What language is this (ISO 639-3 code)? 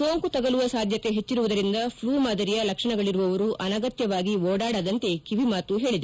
kan